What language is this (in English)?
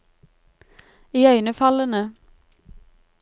Norwegian